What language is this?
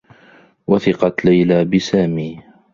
Arabic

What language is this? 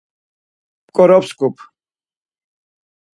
Laz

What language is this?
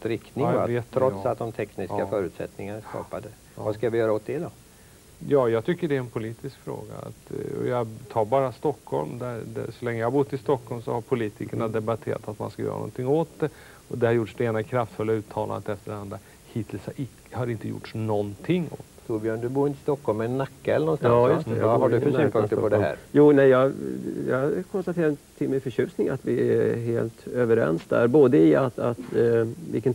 Swedish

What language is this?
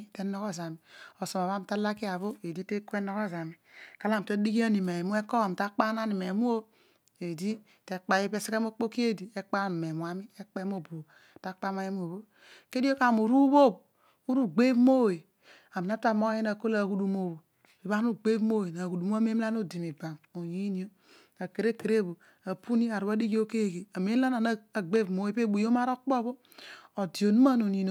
Odual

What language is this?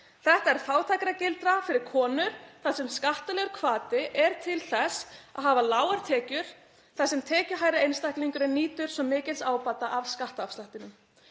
Icelandic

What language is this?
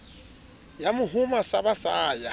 Southern Sotho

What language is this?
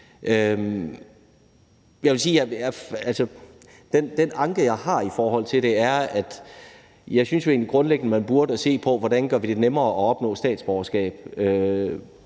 Danish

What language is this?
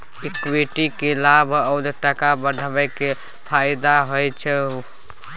Maithili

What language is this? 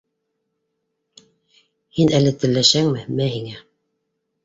Bashkir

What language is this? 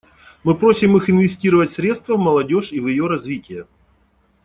Russian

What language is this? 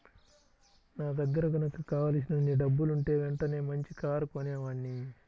Telugu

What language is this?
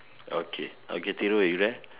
English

